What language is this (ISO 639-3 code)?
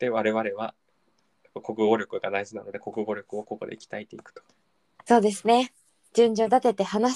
jpn